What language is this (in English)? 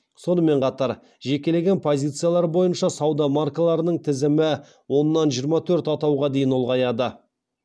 Kazakh